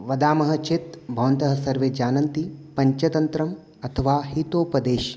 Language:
Sanskrit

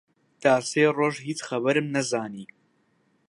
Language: Central Kurdish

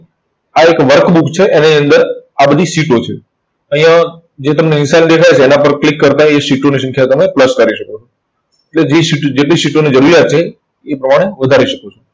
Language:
Gujarati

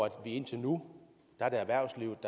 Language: Danish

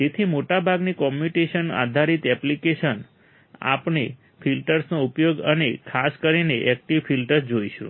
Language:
Gujarati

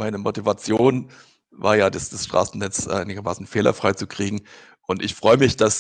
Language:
German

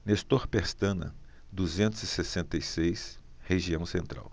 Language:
Portuguese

